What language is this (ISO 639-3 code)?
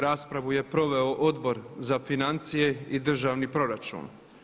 hrv